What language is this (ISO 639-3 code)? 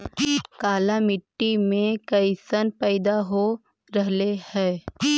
mag